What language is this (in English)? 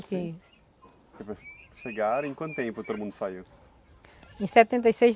Portuguese